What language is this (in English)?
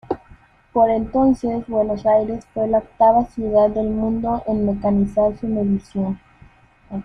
Spanish